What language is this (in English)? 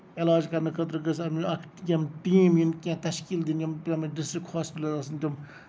Kashmiri